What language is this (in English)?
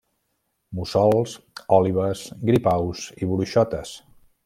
Catalan